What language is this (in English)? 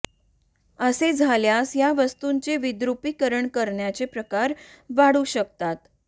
Marathi